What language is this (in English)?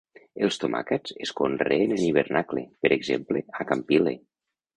Catalan